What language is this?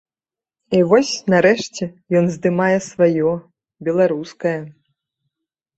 Belarusian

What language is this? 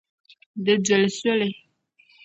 Dagbani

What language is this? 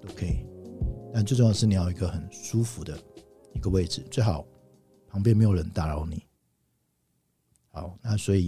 Chinese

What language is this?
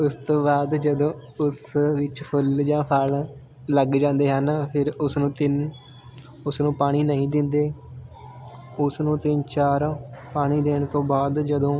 Punjabi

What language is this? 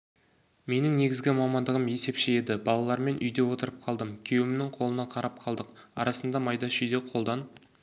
Kazakh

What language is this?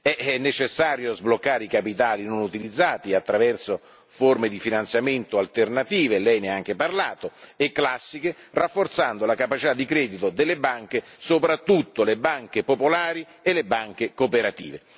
Italian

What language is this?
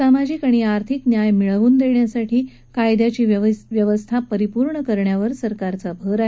Marathi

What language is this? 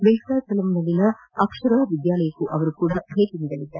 Kannada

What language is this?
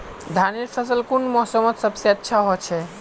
Magahi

